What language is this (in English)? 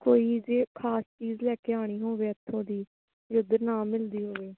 Punjabi